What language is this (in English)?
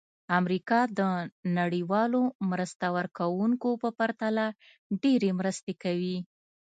Pashto